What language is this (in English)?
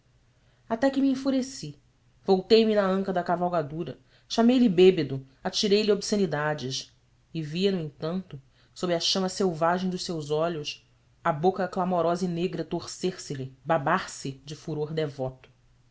Portuguese